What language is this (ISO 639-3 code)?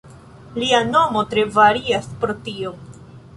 epo